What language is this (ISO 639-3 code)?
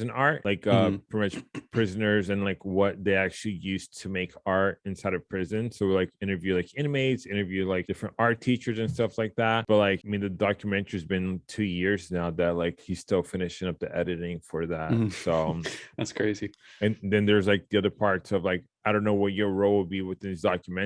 eng